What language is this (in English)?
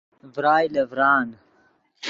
Yidgha